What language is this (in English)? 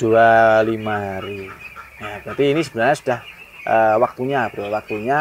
Indonesian